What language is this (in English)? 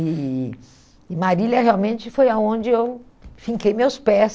Portuguese